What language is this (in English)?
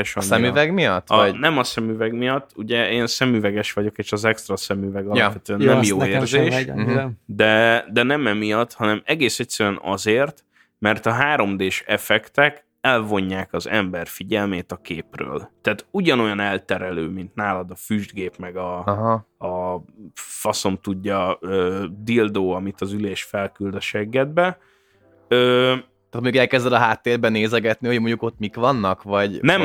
Hungarian